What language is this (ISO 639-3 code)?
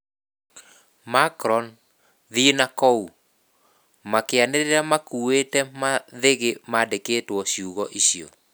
kik